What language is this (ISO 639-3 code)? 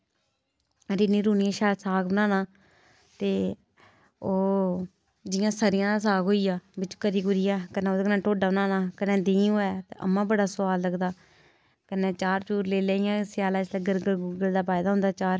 doi